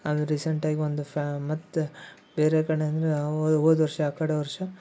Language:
Kannada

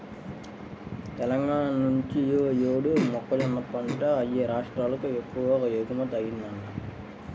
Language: Telugu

